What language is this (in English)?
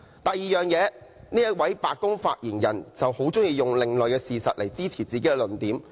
Cantonese